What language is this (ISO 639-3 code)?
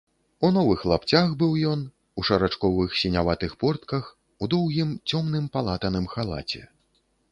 bel